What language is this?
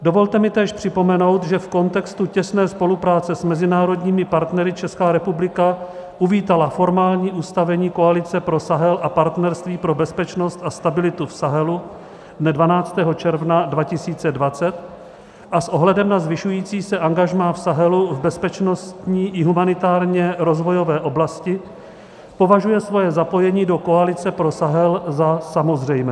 Czech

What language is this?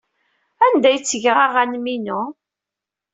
Kabyle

